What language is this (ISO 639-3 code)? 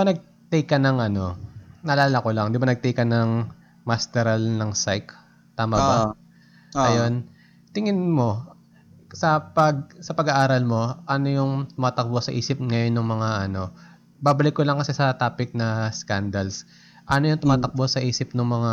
fil